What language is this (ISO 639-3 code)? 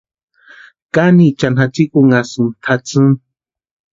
pua